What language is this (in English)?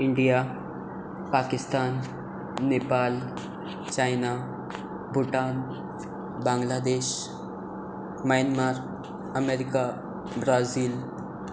Konkani